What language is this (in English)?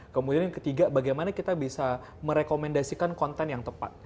Indonesian